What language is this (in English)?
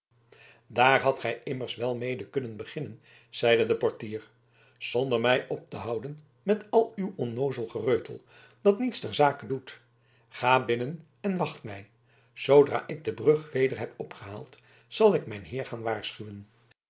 Dutch